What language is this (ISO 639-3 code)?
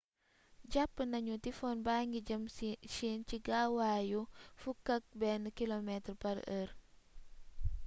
wol